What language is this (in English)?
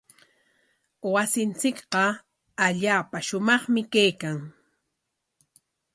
Corongo Ancash Quechua